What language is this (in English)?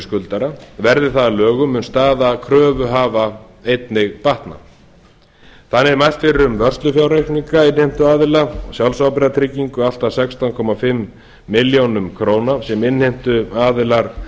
Icelandic